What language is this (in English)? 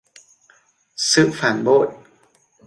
Vietnamese